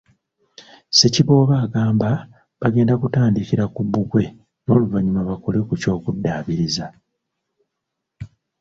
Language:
Ganda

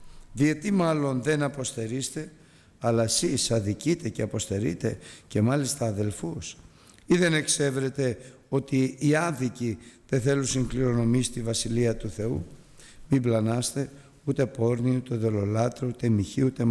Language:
Greek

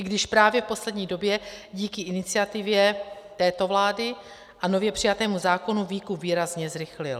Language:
Czech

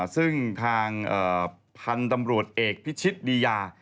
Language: Thai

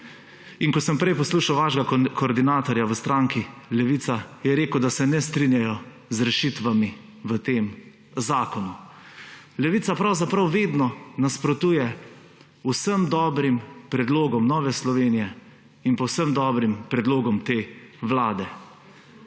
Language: Slovenian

